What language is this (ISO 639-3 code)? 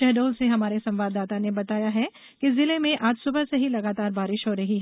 hin